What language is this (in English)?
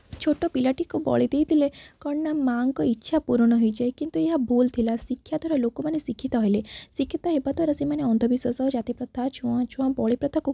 Odia